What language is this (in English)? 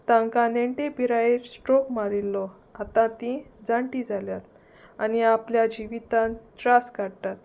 Konkani